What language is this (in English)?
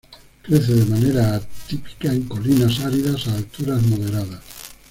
Spanish